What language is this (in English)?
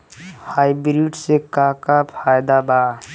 Bhojpuri